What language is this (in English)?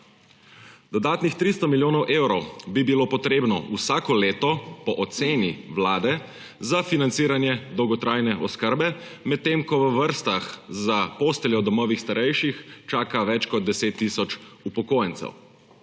Slovenian